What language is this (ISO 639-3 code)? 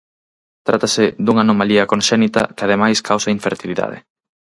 glg